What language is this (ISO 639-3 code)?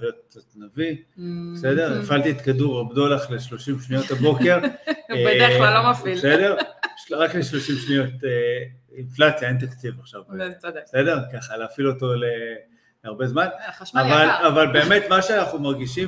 heb